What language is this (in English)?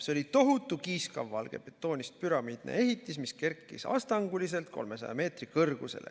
Estonian